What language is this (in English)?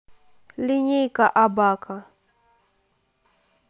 Russian